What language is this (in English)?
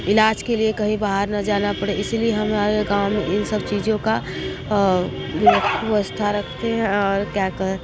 Hindi